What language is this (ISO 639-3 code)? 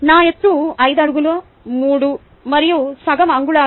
tel